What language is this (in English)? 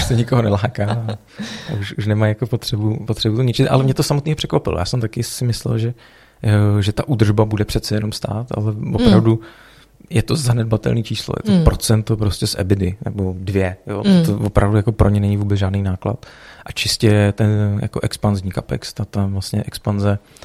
Czech